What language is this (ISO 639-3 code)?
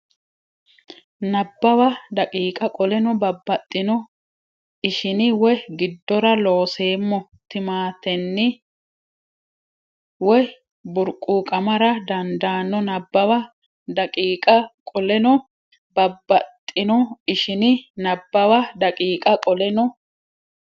sid